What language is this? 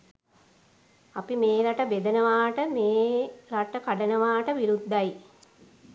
Sinhala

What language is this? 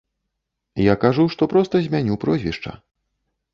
Belarusian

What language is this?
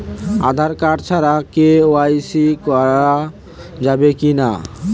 Bangla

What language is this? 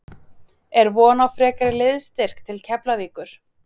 Icelandic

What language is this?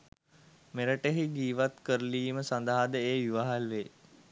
Sinhala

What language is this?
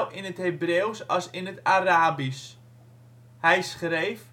Dutch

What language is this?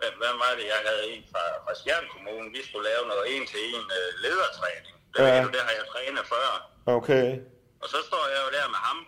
Danish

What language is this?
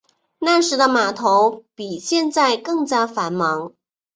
Chinese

